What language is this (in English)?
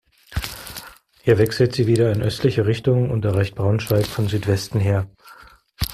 German